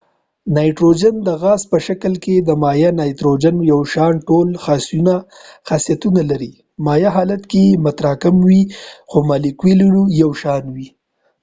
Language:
Pashto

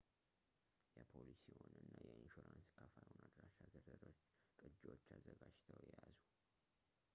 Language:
Amharic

